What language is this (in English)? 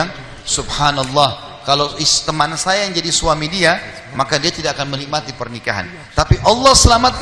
Indonesian